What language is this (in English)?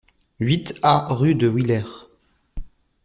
French